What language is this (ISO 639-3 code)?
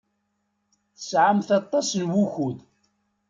kab